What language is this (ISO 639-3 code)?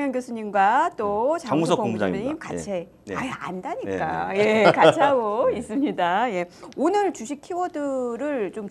kor